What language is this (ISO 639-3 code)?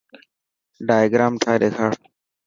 mki